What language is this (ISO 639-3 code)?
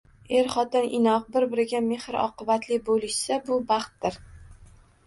uzb